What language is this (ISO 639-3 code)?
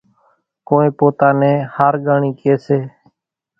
gjk